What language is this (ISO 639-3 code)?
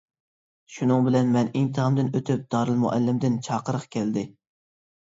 uig